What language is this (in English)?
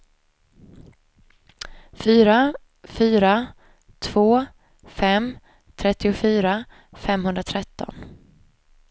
Swedish